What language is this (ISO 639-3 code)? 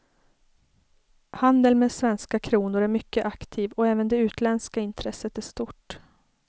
swe